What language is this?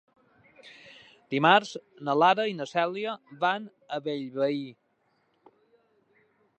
Catalan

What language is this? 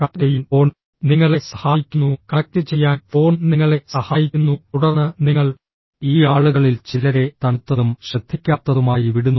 Malayalam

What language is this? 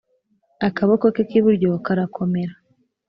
Kinyarwanda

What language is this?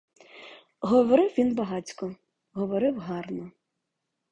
Ukrainian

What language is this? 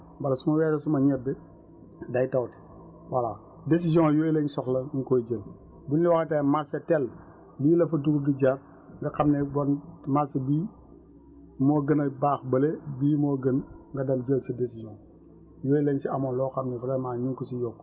Wolof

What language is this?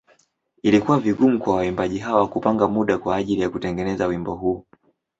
Swahili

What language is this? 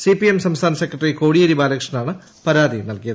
Malayalam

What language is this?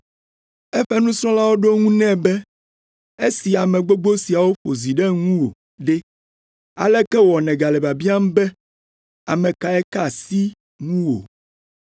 Ewe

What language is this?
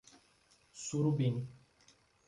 Portuguese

